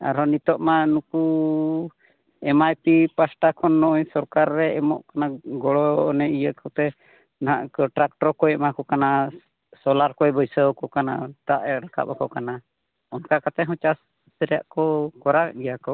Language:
Santali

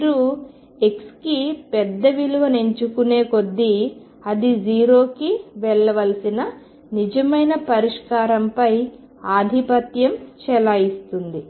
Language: Telugu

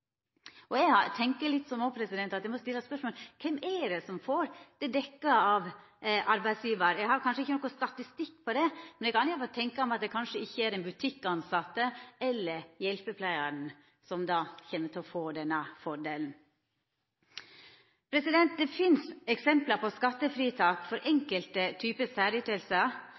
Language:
Norwegian Nynorsk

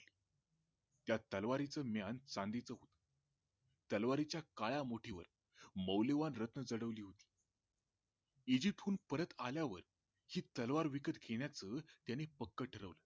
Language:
Marathi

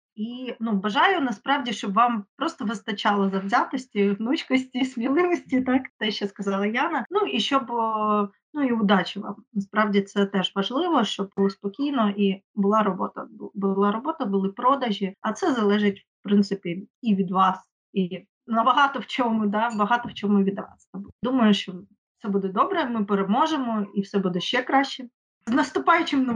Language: Ukrainian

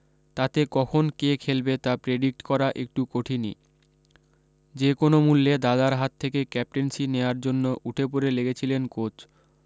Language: Bangla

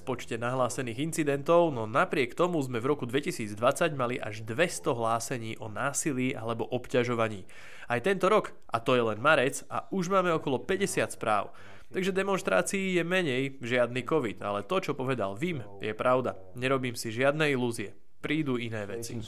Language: Slovak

